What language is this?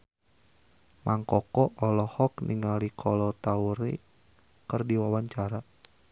Sundanese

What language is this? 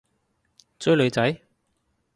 Cantonese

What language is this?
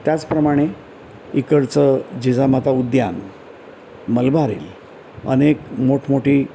Marathi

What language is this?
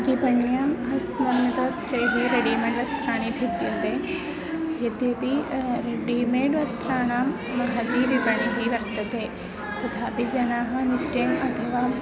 Sanskrit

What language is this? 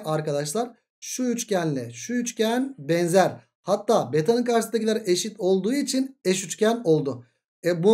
Turkish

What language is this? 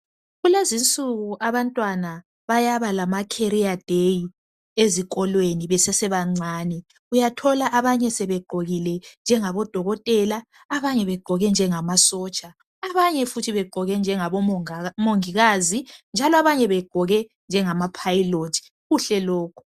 North Ndebele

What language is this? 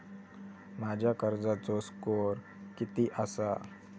Marathi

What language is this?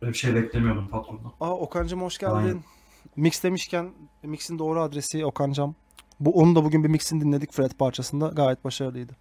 Turkish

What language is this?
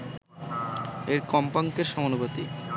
Bangla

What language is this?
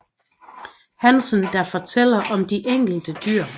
Danish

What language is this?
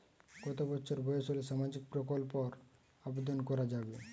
Bangla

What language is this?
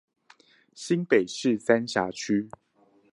Chinese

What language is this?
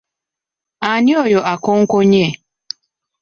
Ganda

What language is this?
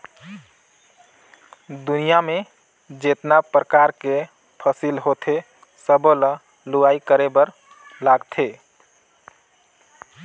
Chhattisgarhi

